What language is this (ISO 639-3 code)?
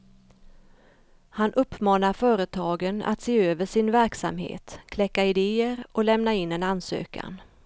swe